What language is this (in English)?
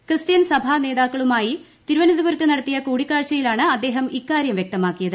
Malayalam